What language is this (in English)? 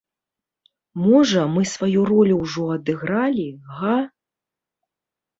Belarusian